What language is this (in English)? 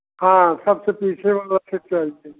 Hindi